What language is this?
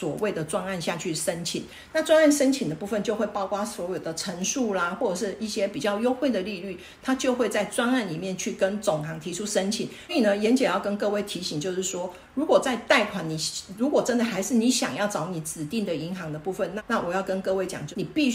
Chinese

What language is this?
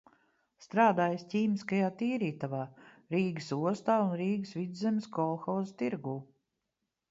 Latvian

